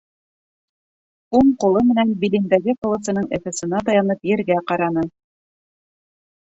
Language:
Bashkir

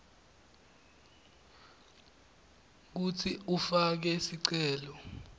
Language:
Swati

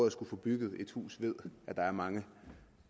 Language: Danish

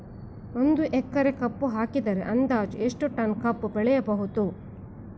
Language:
Kannada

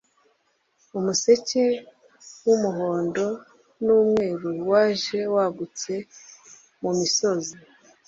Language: Kinyarwanda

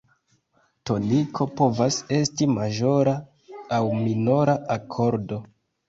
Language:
Esperanto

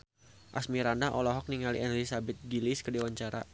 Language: Sundanese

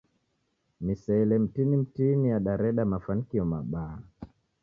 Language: Taita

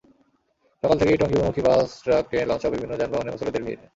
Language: Bangla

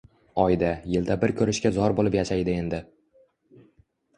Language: Uzbek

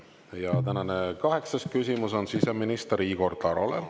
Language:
Estonian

